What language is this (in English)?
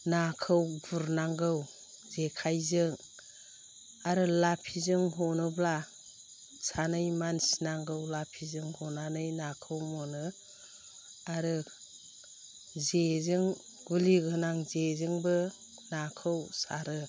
Bodo